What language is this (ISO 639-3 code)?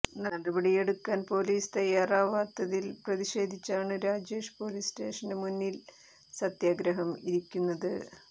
mal